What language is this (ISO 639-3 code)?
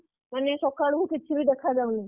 ori